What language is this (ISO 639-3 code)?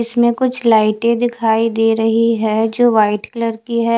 hin